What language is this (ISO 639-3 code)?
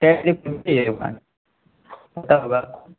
urd